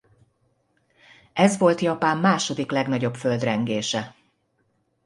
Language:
Hungarian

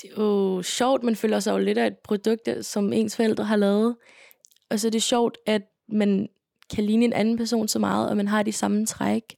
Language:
Danish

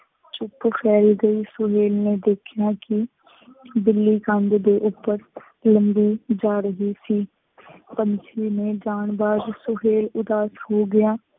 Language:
Punjabi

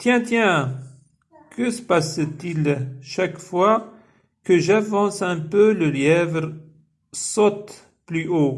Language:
French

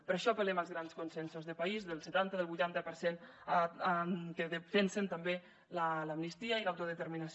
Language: Catalan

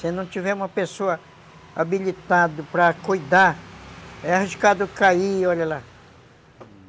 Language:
Portuguese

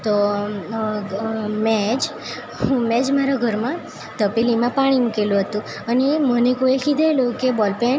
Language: Gujarati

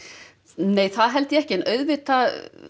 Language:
Icelandic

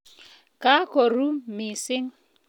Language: Kalenjin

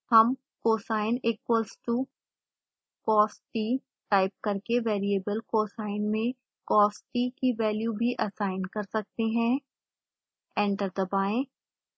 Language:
Hindi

